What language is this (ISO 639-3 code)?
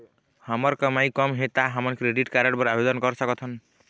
hne